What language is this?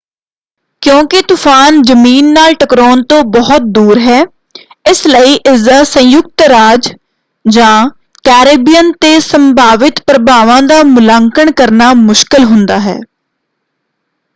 Punjabi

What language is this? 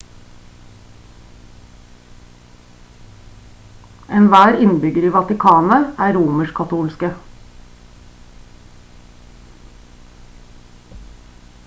Norwegian Bokmål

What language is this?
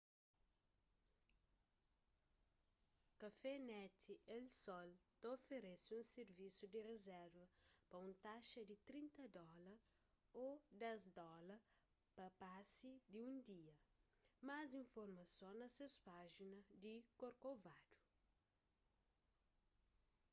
Kabuverdianu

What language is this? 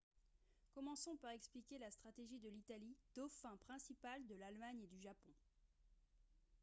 French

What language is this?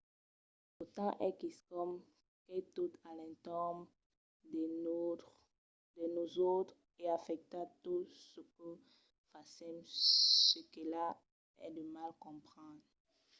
Occitan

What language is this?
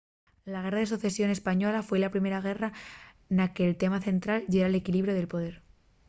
Asturian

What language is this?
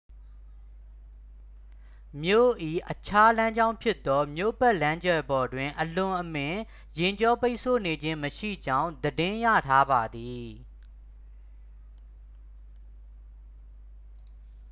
Burmese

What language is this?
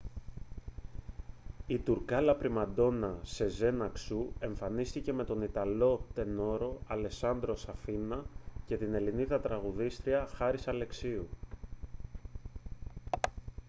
Greek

